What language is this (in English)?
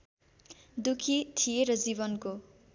Nepali